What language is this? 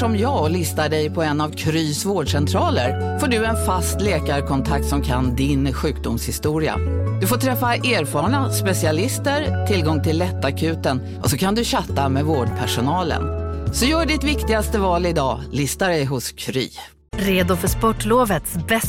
Swedish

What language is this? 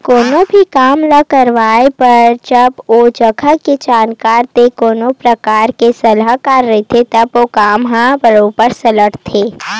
Chhattisgarhi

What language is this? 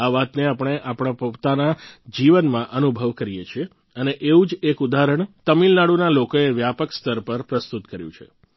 Gujarati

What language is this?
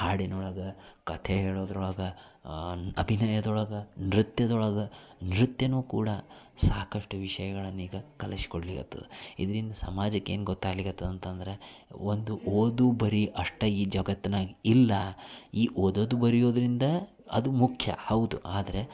Kannada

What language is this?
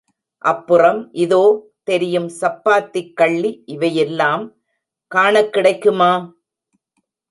Tamil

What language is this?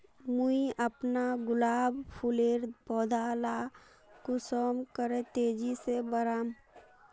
Magahi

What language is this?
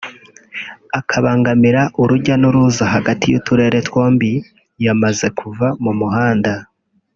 Kinyarwanda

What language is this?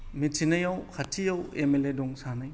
Bodo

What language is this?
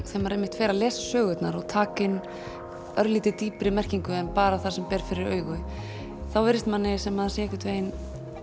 Icelandic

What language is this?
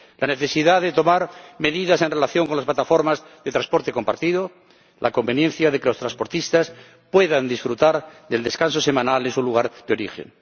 Spanish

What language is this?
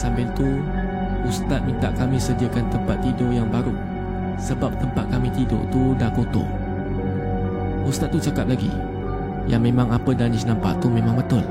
Malay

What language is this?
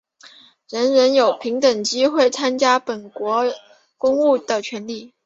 Chinese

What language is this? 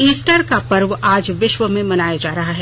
Hindi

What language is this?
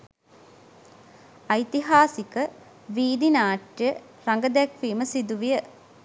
Sinhala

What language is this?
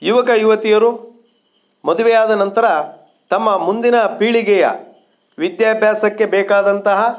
Kannada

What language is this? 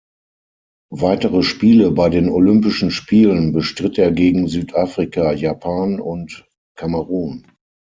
German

